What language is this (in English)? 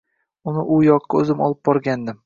Uzbek